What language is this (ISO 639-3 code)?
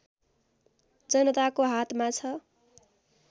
nep